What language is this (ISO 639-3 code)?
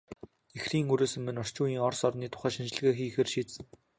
mon